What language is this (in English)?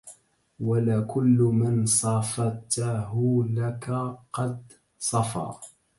Arabic